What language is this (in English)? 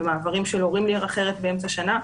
Hebrew